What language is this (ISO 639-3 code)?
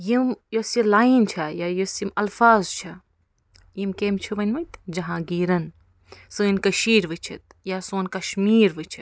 kas